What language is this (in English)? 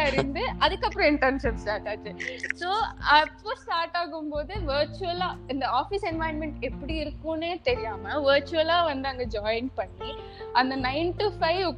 Tamil